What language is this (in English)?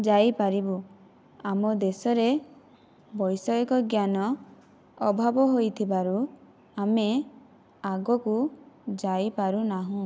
Odia